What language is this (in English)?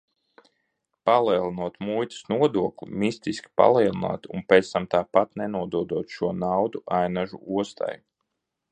Latvian